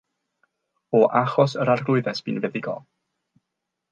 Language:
Welsh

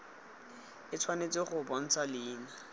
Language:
Tswana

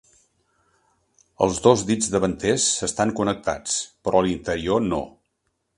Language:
Catalan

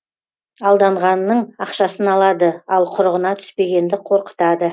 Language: Kazakh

